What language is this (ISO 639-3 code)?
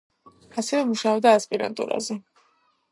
kat